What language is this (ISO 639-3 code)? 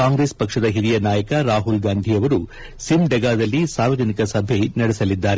kan